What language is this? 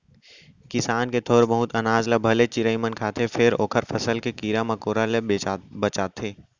Chhattisgarhi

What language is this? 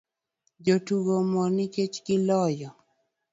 Luo (Kenya and Tanzania)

